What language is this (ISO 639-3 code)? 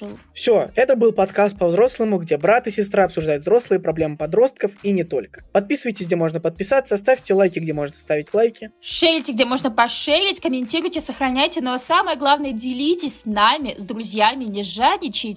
rus